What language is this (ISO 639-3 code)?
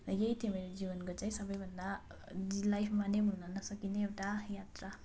nep